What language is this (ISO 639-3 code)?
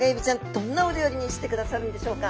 jpn